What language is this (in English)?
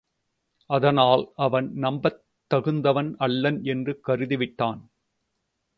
Tamil